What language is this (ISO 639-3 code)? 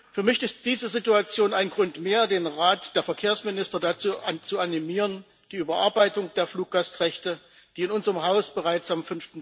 deu